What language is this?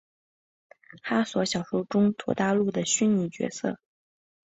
Chinese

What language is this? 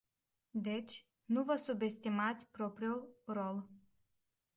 Romanian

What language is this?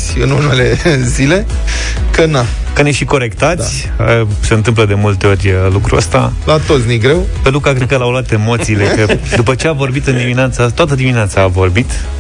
Romanian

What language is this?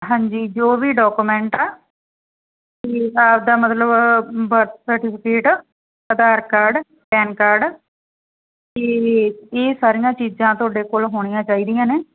Punjabi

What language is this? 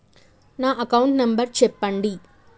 Telugu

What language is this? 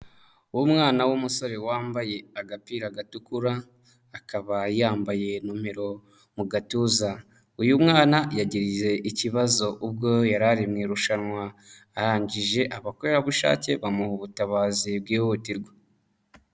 Kinyarwanda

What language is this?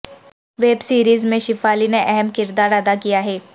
Urdu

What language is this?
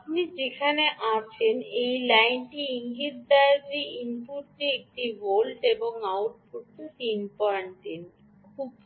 Bangla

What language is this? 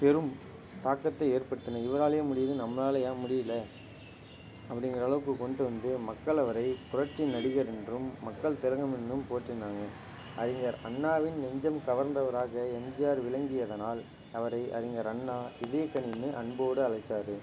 Tamil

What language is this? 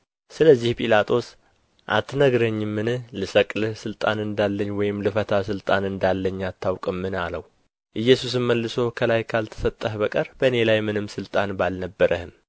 Amharic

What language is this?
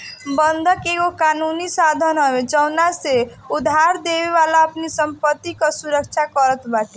Bhojpuri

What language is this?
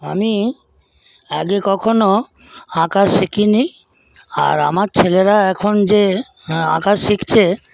Bangla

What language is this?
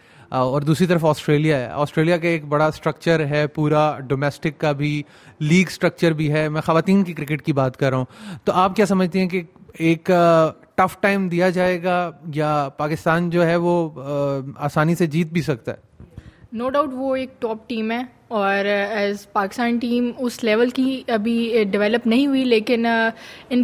Urdu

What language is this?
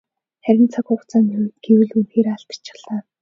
Mongolian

